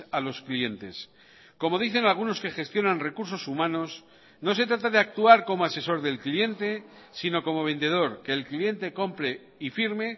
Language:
Spanish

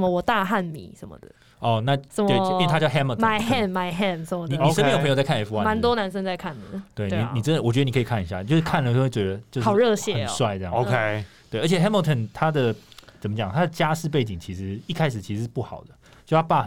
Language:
Chinese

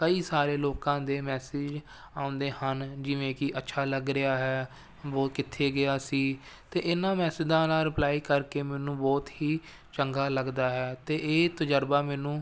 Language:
Punjabi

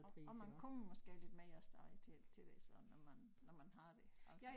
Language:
Danish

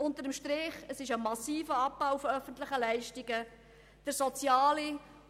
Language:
Swiss German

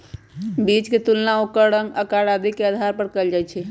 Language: Magahi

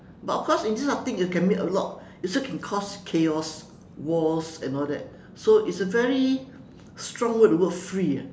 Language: English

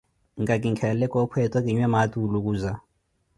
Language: Koti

